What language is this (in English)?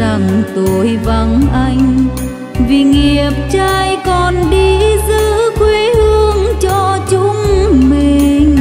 Vietnamese